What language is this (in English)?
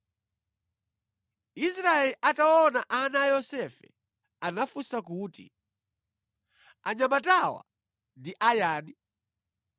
Nyanja